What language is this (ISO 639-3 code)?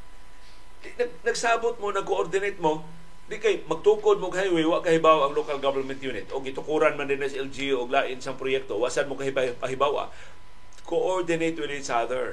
fil